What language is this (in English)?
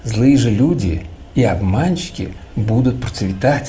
Russian